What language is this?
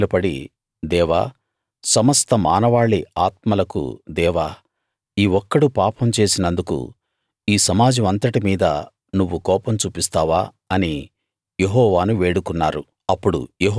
Telugu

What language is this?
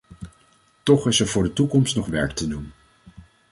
Dutch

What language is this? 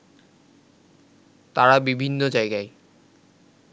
Bangla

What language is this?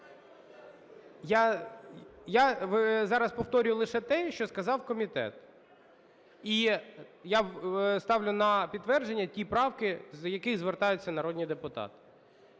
Ukrainian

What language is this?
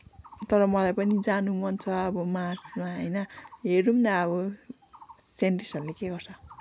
Nepali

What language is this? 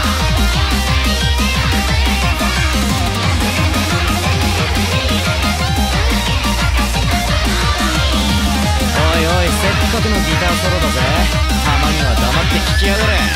Japanese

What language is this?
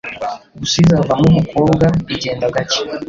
Kinyarwanda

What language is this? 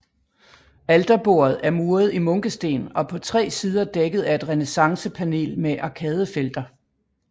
Danish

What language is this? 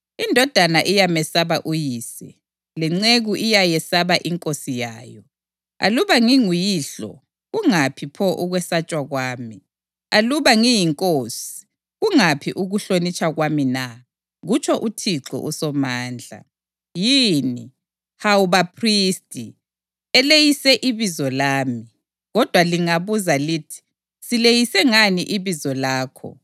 North Ndebele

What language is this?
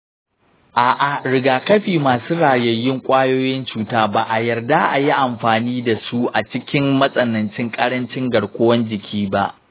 Hausa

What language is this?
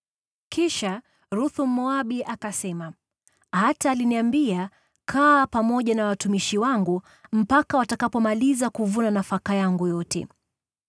Swahili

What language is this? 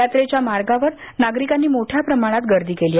Marathi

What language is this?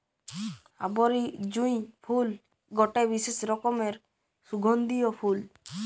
Bangla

